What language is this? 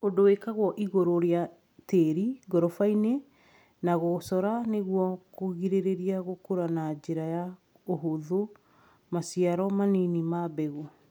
Kikuyu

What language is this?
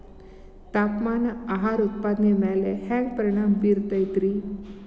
Kannada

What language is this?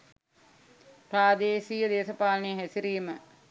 Sinhala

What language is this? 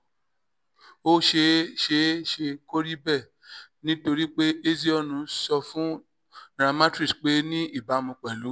Yoruba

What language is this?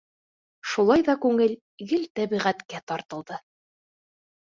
Bashkir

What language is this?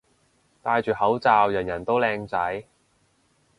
Cantonese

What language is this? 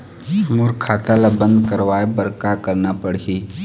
Chhattisgarhi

